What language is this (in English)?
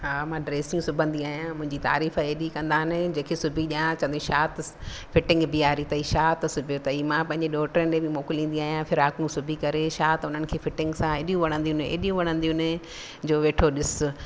Sindhi